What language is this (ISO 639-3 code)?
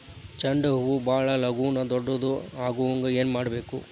kan